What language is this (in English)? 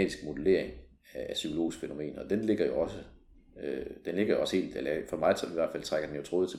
Danish